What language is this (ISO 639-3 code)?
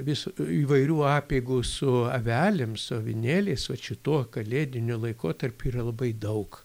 lit